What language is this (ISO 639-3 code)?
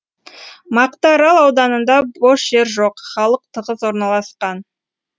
kaz